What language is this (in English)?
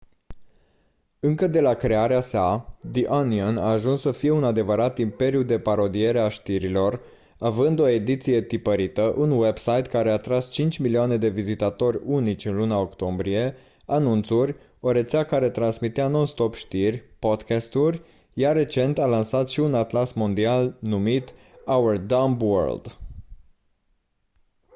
Romanian